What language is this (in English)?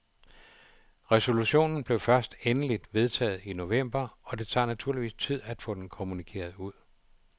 Danish